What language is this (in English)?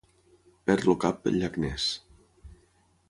Catalan